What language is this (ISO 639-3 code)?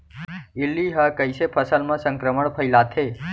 hne